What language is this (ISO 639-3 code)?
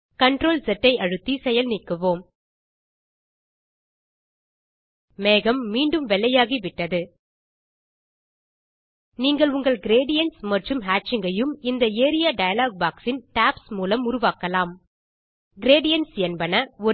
tam